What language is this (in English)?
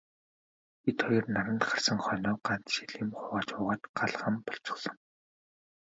Mongolian